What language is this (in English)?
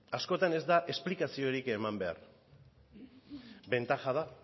Basque